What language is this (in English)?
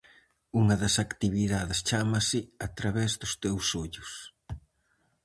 Galician